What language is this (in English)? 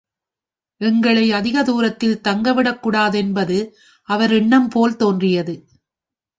Tamil